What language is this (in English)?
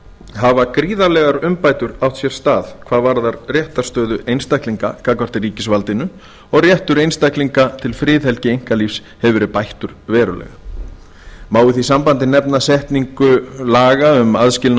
Icelandic